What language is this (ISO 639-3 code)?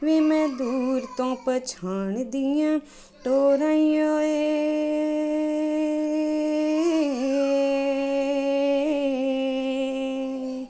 pan